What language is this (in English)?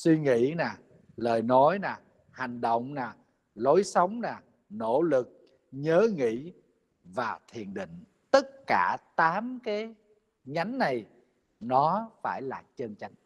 Vietnamese